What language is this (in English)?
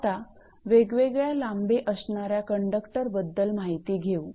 Marathi